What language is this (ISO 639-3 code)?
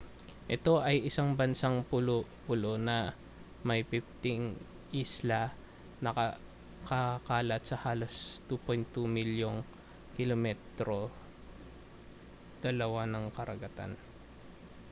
fil